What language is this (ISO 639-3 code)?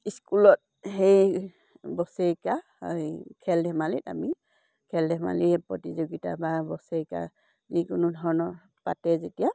asm